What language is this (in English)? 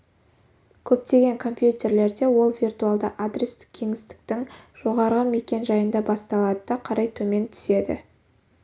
Kazakh